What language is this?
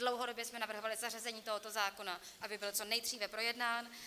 Czech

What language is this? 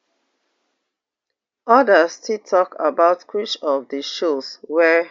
Nigerian Pidgin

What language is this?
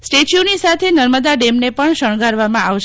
Gujarati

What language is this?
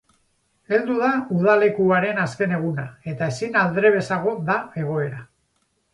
Basque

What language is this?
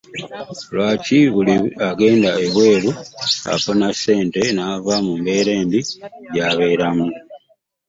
Ganda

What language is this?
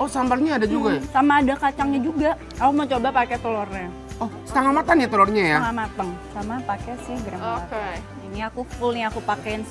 Indonesian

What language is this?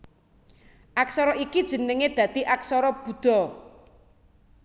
Javanese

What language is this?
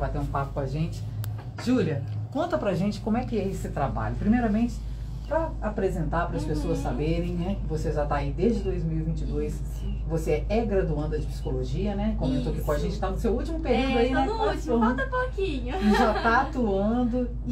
Portuguese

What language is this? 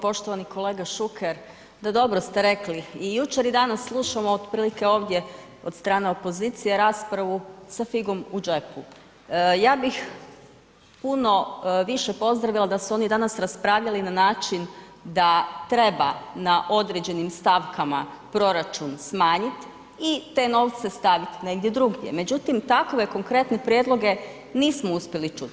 Croatian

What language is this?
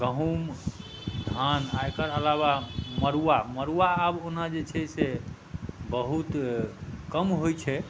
Maithili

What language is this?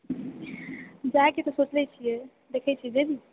Maithili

